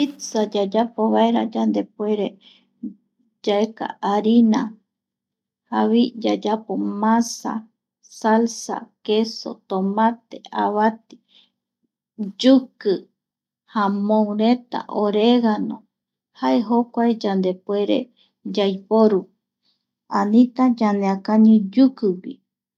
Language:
Eastern Bolivian Guaraní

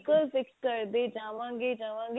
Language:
Punjabi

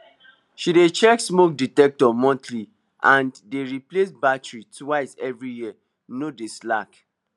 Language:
Nigerian Pidgin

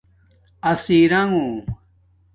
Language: Domaaki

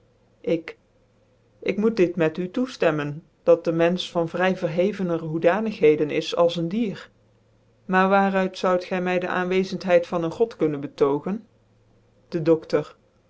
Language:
Dutch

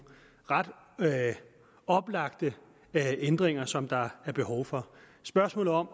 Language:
Danish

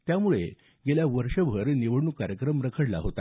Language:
Marathi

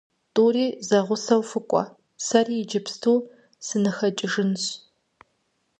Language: Kabardian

